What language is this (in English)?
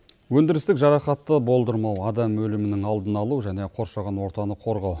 Kazakh